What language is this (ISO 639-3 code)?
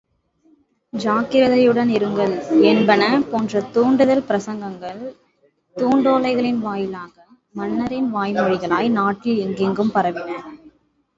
tam